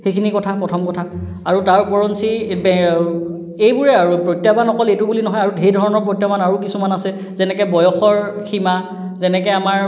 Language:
Assamese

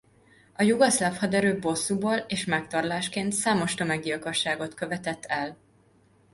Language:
Hungarian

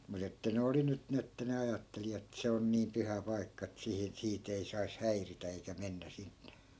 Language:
Finnish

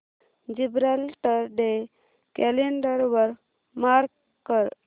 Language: Marathi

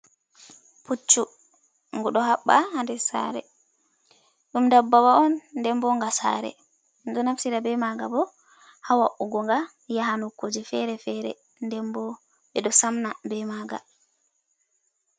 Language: Fula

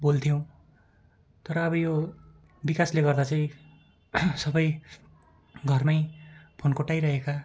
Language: Nepali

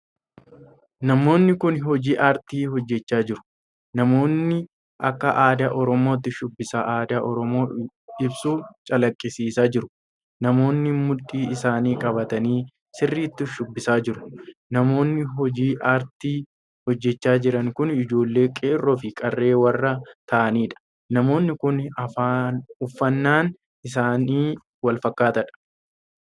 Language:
Oromo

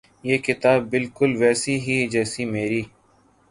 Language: Urdu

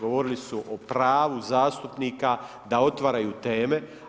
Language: Croatian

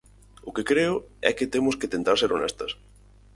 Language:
Galician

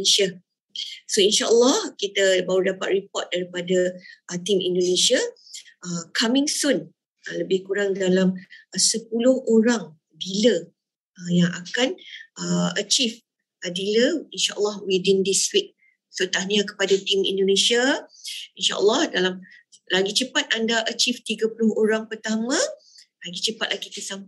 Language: Malay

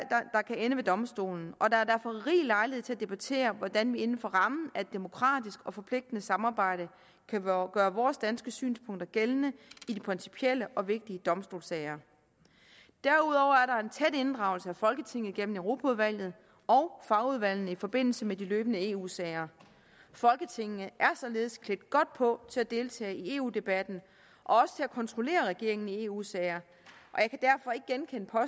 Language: Danish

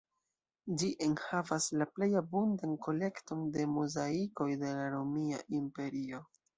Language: Esperanto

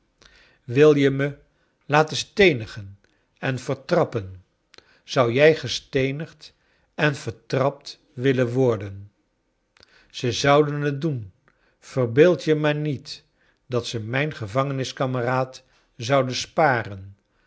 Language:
Dutch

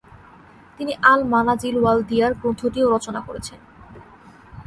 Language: Bangla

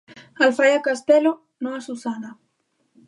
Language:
Galician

